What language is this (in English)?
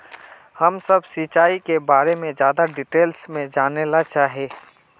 Magahi